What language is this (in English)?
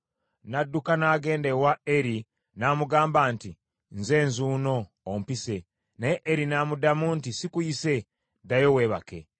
Ganda